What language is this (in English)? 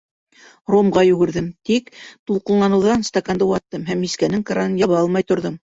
Bashkir